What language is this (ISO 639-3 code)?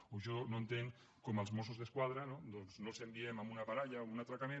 cat